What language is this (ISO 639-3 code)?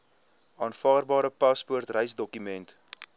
afr